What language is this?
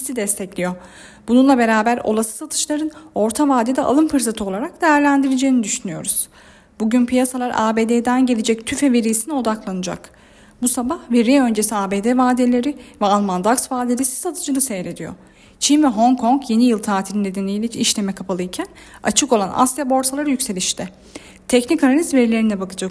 Turkish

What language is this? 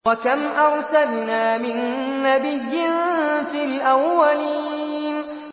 Arabic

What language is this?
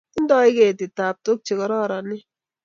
Kalenjin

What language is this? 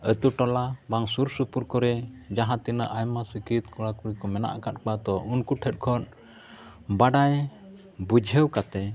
Santali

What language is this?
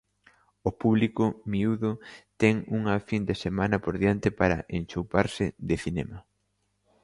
Galician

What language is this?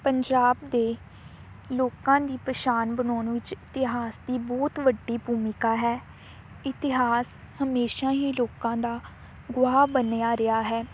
Punjabi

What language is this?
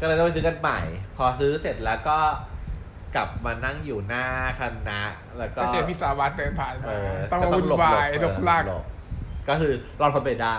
Thai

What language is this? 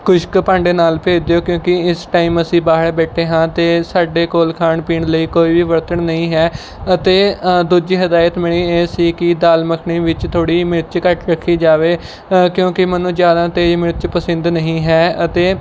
Punjabi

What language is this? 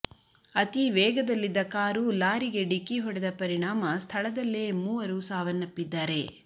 Kannada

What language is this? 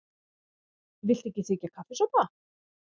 Icelandic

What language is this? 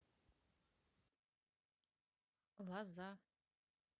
Russian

